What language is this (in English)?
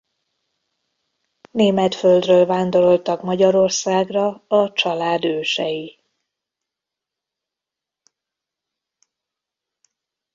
Hungarian